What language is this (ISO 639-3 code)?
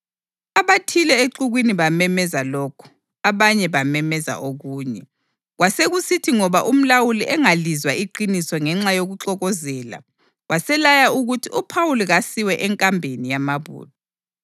nde